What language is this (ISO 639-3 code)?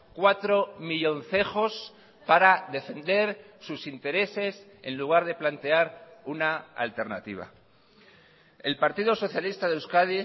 spa